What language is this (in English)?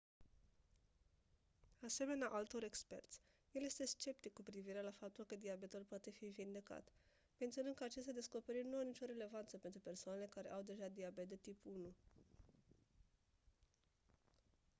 Romanian